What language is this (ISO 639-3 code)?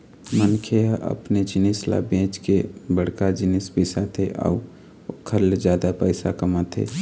hne